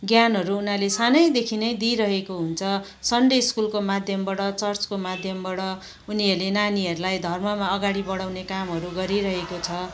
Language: Nepali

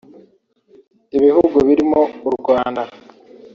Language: Kinyarwanda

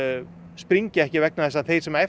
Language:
Icelandic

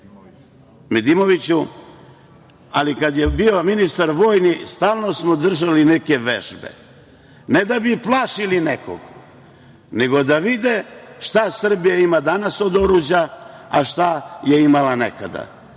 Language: Serbian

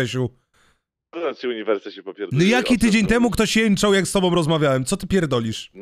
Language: Polish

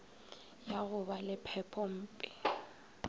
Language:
Northern Sotho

